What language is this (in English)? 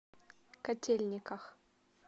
Russian